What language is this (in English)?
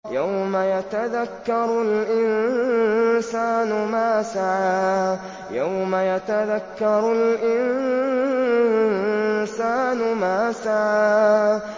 Arabic